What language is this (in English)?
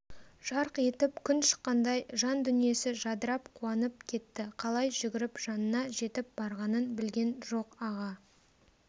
Kazakh